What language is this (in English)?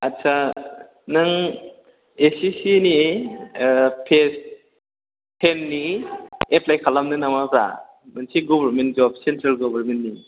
Bodo